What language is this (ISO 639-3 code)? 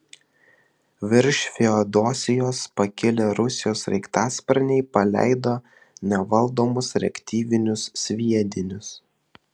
lit